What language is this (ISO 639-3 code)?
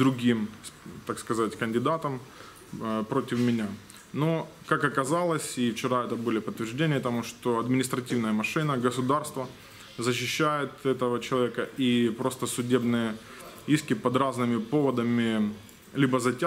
rus